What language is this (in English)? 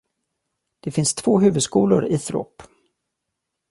Swedish